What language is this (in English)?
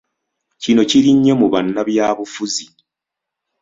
Ganda